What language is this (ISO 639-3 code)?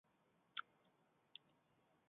zho